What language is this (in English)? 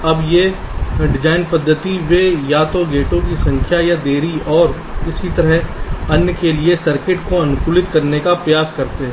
Hindi